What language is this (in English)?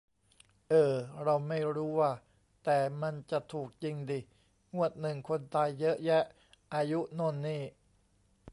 Thai